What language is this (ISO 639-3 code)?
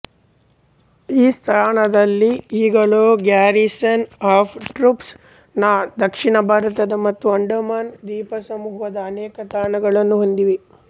kan